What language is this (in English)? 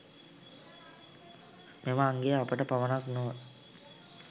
Sinhala